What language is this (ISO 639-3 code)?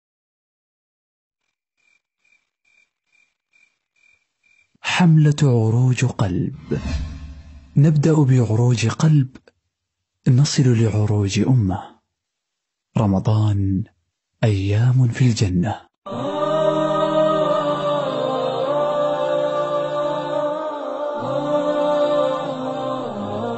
ara